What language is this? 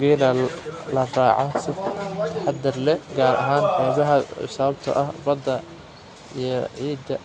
Somali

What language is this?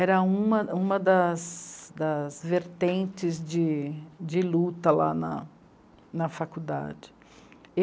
Portuguese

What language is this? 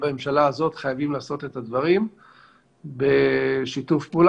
Hebrew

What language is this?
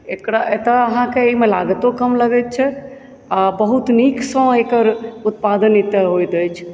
Maithili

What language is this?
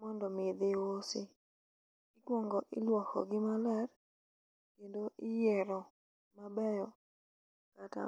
Luo (Kenya and Tanzania)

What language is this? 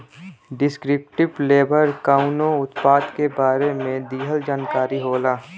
Bhojpuri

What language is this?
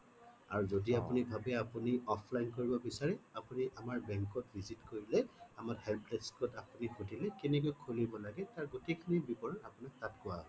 Assamese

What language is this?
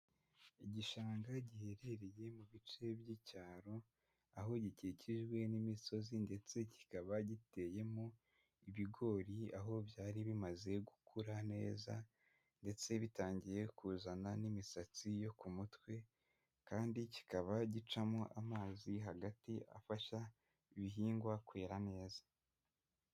Kinyarwanda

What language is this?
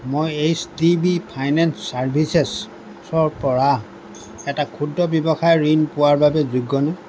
Assamese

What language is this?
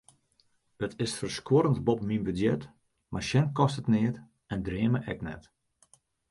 Western Frisian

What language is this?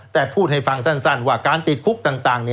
Thai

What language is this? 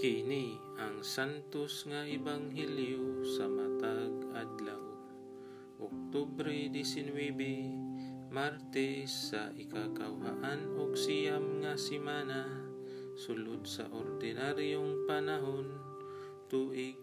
Filipino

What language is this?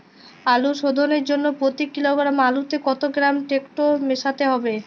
Bangla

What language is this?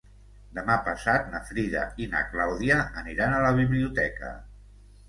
Catalan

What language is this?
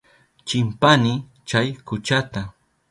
Southern Pastaza Quechua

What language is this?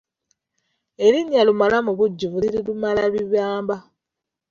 Ganda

